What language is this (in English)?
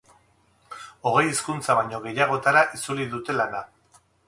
Basque